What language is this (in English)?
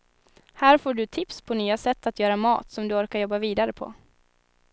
Swedish